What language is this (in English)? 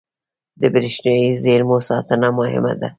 Pashto